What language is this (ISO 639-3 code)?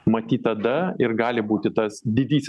lit